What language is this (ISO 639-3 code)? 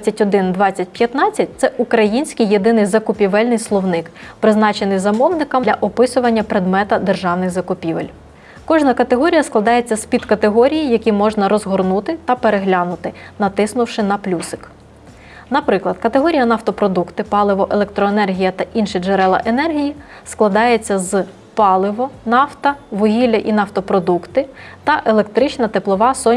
ukr